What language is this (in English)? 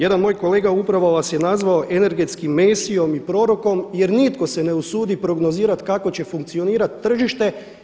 Croatian